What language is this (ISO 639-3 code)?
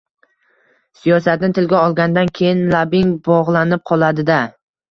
uzb